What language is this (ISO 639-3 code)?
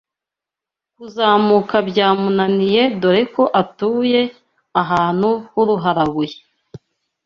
kin